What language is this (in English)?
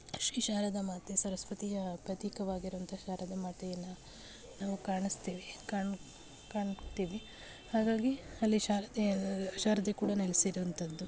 Kannada